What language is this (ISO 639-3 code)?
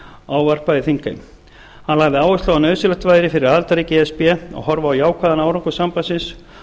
isl